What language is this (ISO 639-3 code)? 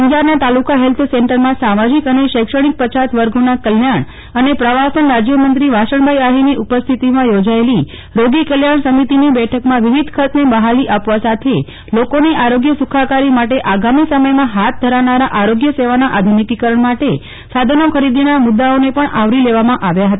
guj